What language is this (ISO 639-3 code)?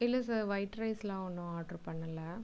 tam